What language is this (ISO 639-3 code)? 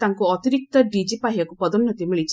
ori